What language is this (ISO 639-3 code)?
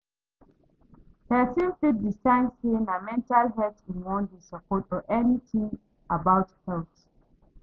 pcm